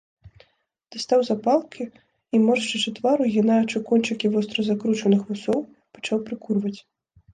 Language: Belarusian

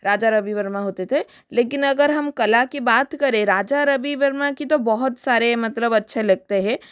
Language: Hindi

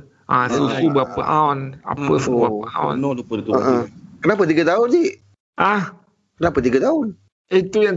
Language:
Malay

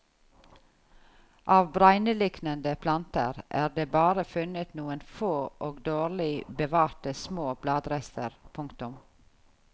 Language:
Norwegian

